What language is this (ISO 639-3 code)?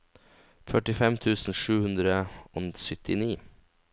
nor